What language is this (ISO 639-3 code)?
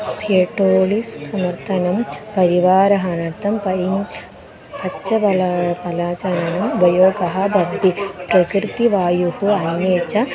san